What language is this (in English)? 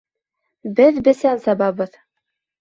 Bashkir